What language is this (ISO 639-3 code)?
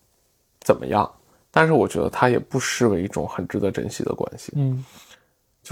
zho